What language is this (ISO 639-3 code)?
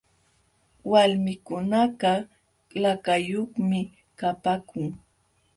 qxw